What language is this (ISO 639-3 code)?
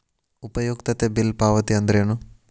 kan